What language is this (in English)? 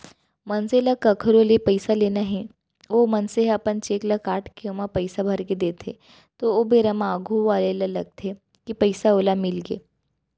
Chhattisgarhi